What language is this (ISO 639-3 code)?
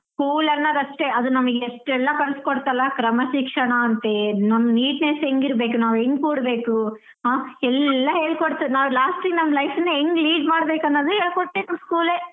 kan